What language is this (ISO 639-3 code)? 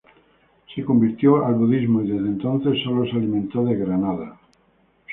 spa